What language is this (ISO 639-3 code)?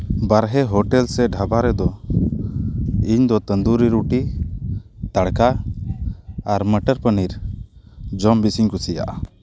sat